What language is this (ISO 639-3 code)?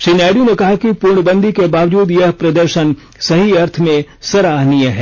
hin